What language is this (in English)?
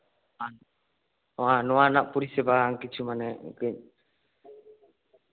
Santali